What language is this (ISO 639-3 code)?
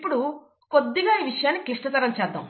tel